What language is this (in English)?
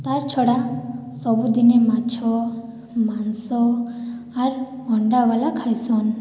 Odia